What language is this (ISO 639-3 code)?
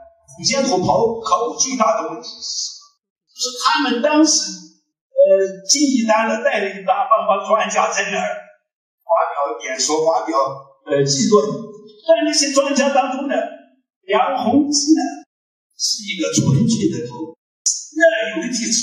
zho